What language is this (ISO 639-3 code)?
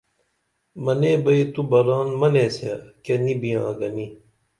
dml